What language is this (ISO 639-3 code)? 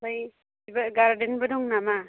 brx